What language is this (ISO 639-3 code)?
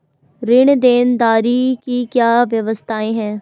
hin